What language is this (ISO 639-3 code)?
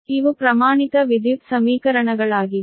kan